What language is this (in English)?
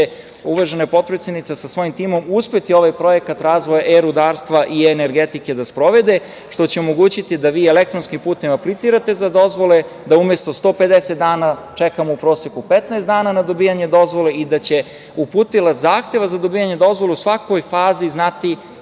Serbian